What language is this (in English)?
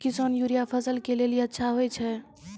Maithili